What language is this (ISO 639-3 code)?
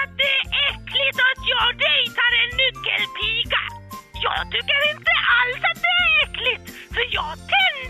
swe